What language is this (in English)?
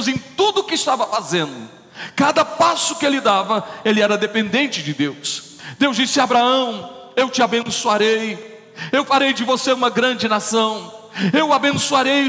Portuguese